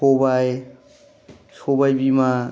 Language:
Bodo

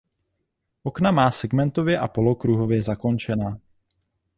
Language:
Czech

